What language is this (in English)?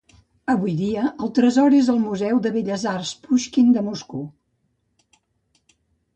Catalan